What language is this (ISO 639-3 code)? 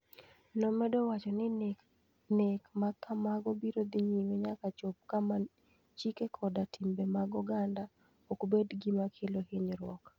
luo